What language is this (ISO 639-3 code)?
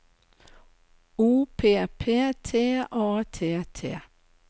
nor